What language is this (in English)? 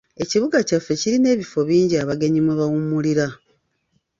Ganda